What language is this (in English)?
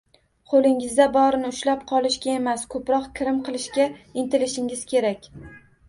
Uzbek